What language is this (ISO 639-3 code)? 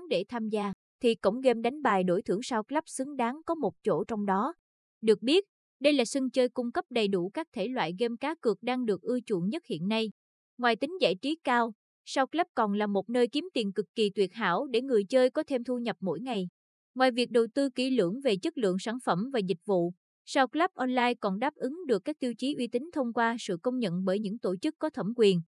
vie